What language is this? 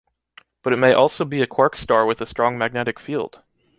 English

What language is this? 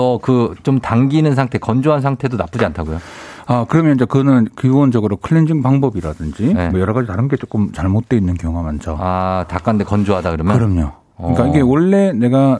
Korean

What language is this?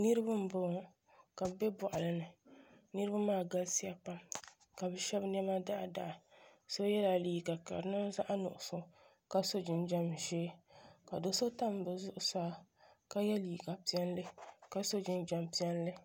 Dagbani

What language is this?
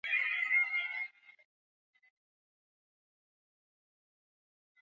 Swahili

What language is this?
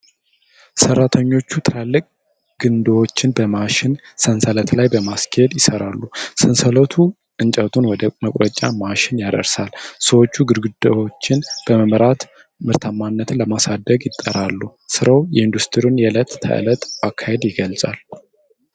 Amharic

